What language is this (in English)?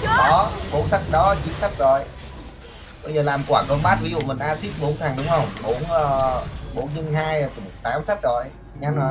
Vietnamese